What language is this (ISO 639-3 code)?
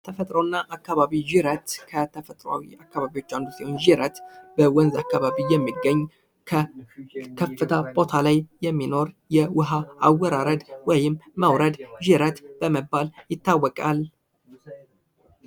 amh